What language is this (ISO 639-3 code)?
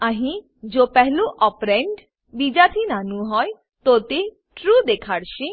guj